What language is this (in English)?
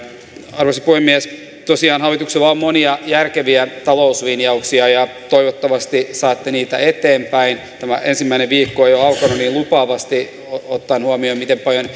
Finnish